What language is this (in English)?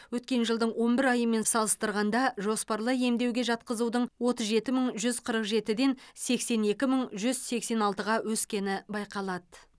Kazakh